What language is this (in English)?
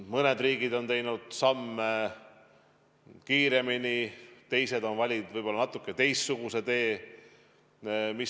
Estonian